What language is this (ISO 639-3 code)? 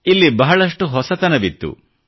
kan